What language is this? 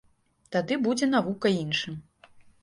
Belarusian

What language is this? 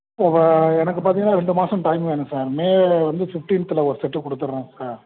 Tamil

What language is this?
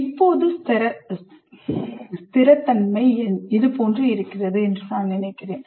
Tamil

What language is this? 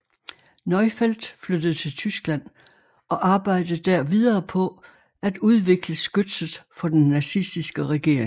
Danish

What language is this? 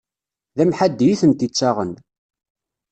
Kabyle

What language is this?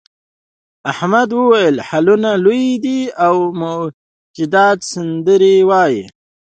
Pashto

